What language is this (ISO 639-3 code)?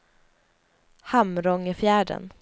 swe